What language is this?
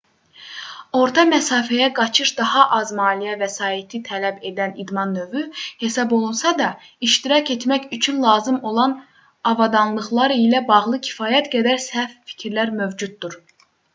Azerbaijani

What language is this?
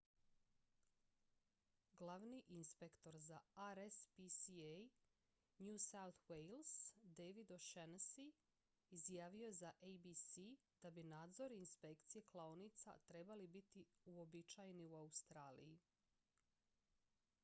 Croatian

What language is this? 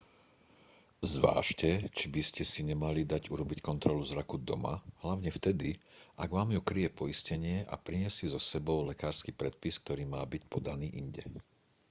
Slovak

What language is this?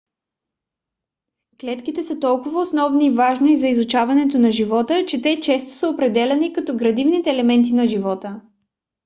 Bulgarian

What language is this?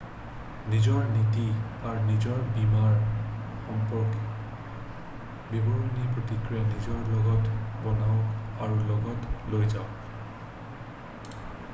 Assamese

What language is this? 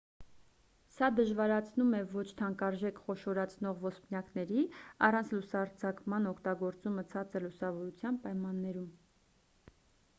Armenian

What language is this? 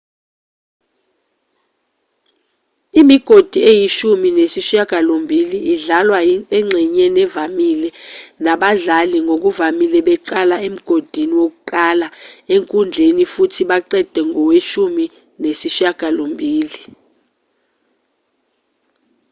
Zulu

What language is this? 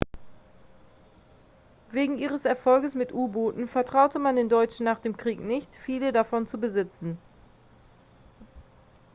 German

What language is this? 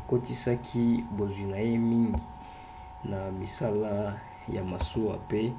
Lingala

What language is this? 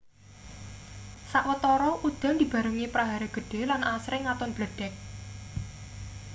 Javanese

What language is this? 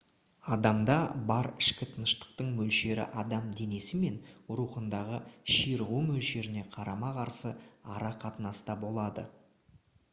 Kazakh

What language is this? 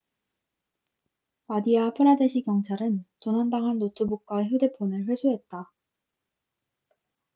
Korean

